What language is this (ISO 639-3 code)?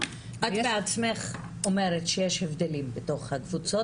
heb